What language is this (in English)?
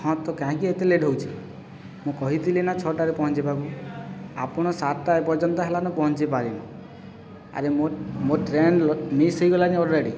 Odia